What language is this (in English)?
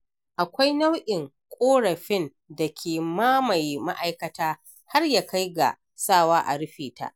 Hausa